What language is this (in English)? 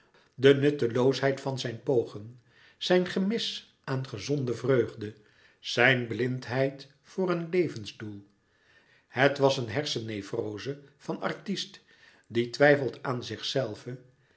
Dutch